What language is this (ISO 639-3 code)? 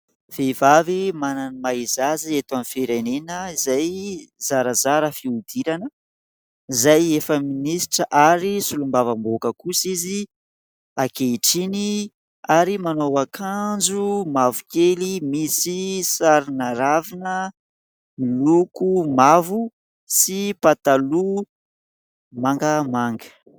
mlg